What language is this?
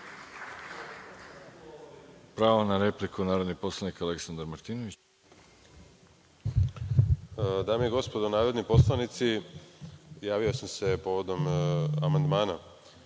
Serbian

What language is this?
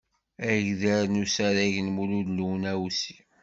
Kabyle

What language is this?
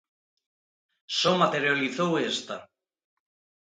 Galician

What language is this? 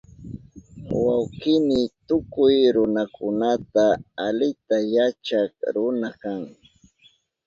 Southern Pastaza Quechua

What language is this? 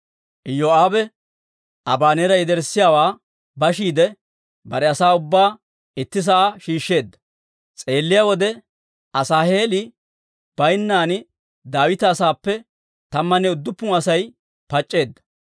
Dawro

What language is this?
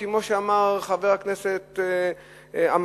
Hebrew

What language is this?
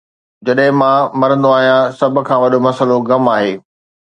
Sindhi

